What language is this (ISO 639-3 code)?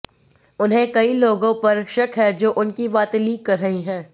hin